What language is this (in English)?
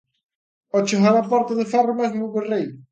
Galician